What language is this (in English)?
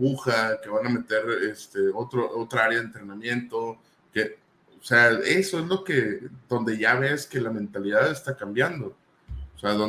Spanish